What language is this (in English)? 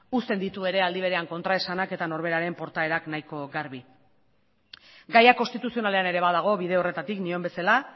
Basque